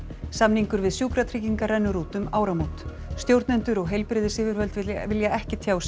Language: Icelandic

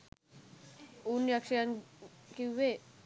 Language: Sinhala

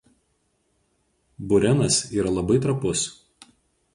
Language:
Lithuanian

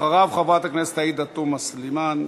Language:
Hebrew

